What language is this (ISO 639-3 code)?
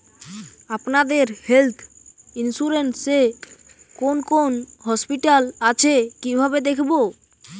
ben